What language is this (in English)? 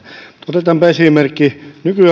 Finnish